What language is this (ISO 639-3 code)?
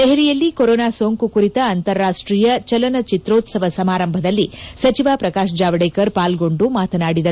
kan